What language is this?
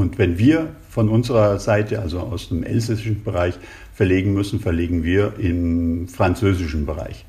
German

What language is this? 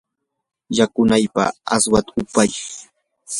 Yanahuanca Pasco Quechua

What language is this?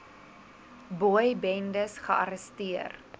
Afrikaans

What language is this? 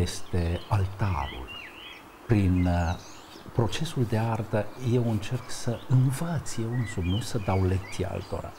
Romanian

